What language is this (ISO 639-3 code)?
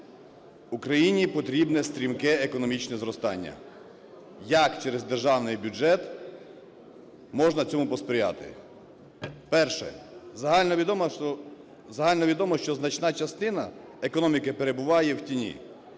ukr